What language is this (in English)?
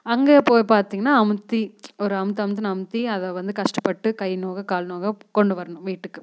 Tamil